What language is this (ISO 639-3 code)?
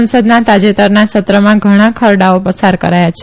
guj